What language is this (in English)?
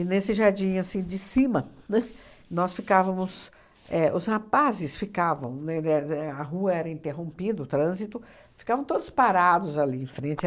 Portuguese